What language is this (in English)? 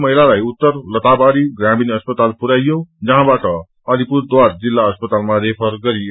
Nepali